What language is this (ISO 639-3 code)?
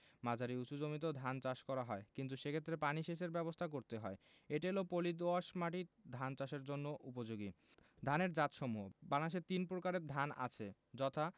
ben